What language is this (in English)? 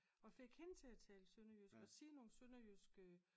Danish